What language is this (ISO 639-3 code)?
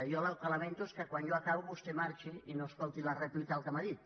cat